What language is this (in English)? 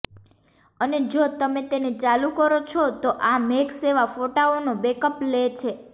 Gujarati